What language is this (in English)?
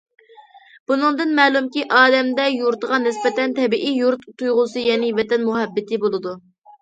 Uyghur